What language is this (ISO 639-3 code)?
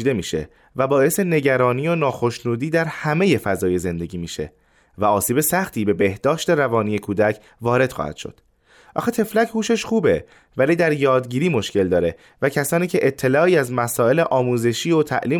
fas